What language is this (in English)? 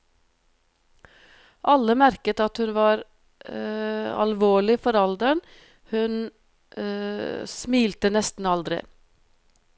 Norwegian